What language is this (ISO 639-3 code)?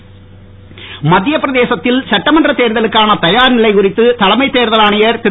tam